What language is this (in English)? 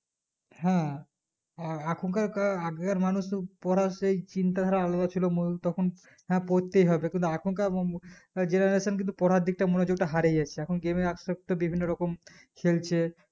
Bangla